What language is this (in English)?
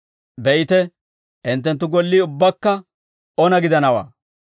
Dawro